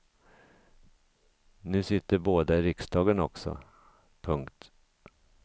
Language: Swedish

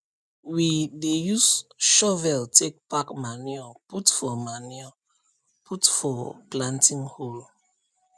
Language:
Nigerian Pidgin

